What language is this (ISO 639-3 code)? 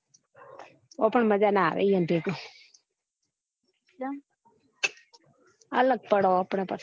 guj